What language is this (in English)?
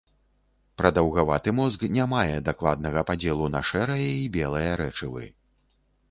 Belarusian